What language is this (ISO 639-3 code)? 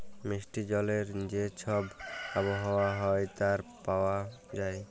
ben